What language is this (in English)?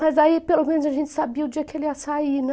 Portuguese